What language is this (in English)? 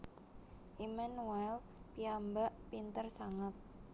Javanese